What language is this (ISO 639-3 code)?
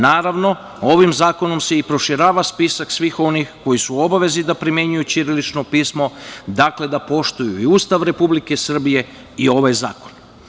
srp